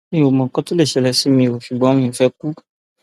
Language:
Yoruba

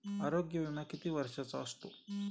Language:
Marathi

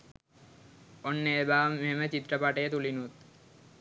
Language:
Sinhala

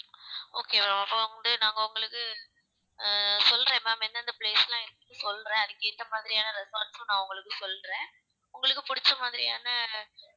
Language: Tamil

